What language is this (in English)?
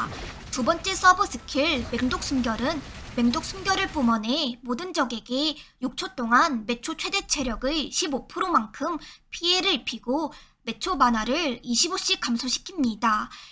Korean